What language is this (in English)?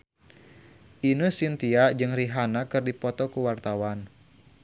Sundanese